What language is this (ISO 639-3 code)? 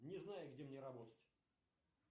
rus